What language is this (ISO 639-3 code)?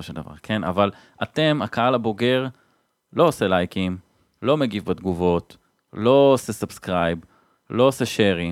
heb